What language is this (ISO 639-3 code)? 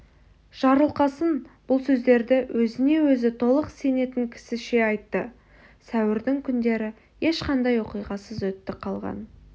kaz